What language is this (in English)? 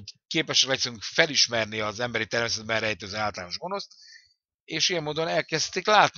Hungarian